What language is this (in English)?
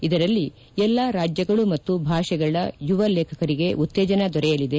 Kannada